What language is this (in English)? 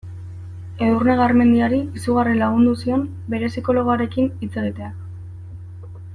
Basque